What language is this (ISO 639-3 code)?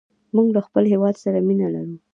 pus